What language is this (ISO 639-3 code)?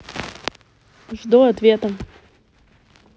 rus